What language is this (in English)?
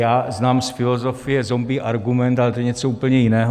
Czech